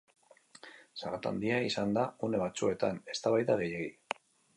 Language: Basque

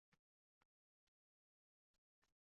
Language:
Uzbek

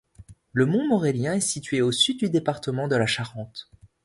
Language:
French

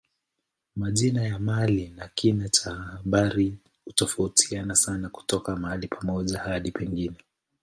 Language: Swahili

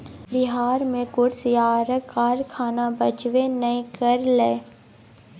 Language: Maithili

